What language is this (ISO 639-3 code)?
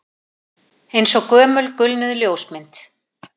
isl